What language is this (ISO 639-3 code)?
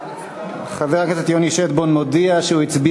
heb